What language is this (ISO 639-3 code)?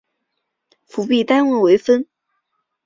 zho